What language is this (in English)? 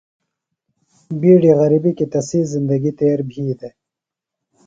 Phalura